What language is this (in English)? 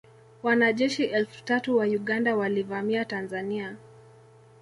Swahili